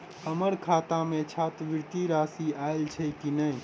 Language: Maithili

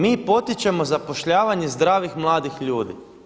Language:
Croatian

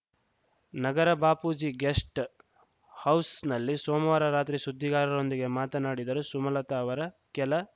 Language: Kannada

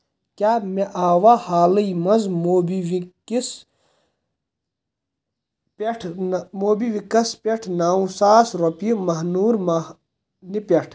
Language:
Kashmiri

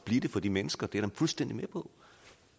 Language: Danish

